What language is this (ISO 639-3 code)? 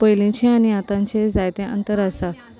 kok